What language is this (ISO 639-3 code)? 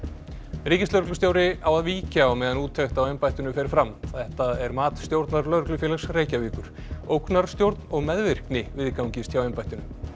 isl